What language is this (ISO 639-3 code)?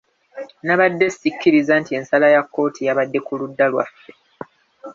lug